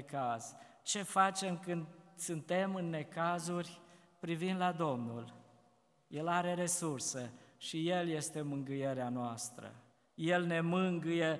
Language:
Romanian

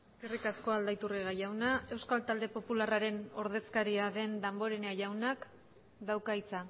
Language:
Basque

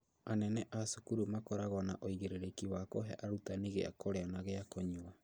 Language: Kikuyu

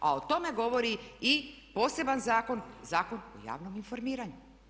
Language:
Croatian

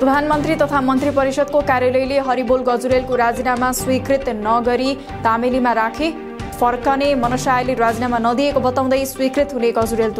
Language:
Hindi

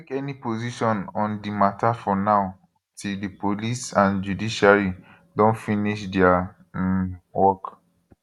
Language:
Nigerian Pidgin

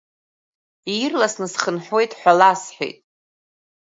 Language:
Abkhazian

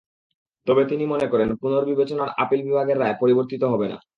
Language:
Bangla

